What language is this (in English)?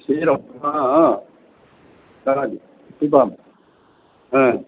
Sanskrit